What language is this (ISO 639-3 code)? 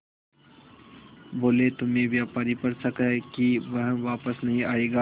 hin